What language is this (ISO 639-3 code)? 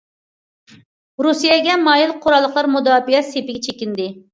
uig